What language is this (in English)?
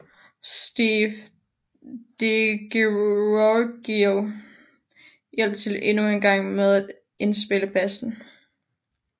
Danish